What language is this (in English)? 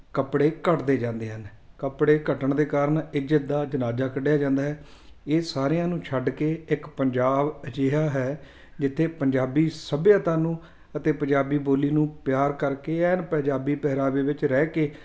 Punjabi